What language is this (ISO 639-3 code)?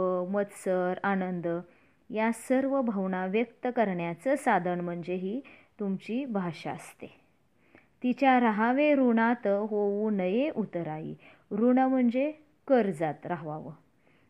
mar